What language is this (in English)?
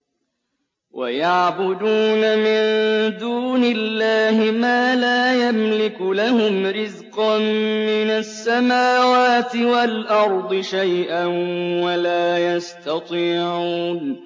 Arabic